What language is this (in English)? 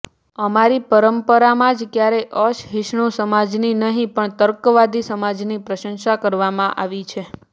Gujarati